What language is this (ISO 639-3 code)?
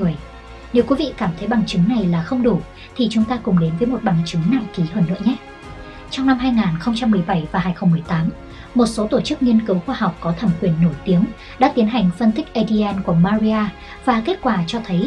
vie